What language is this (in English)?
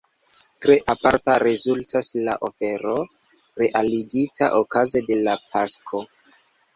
Esperanto